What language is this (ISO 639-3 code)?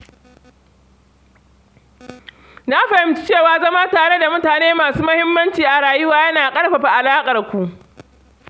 hau